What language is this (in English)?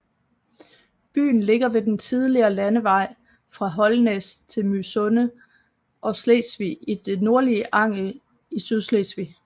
Danish